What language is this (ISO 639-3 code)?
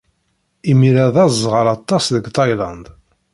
kab